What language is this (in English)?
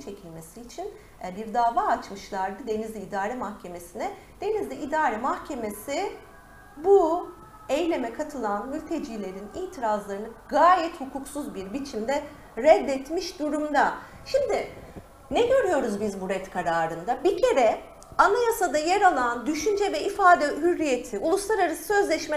Turkish